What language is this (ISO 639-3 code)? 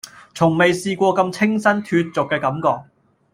yue